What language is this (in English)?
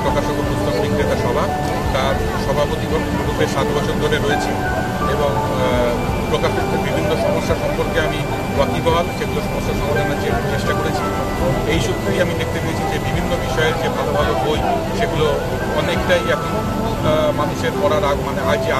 Korean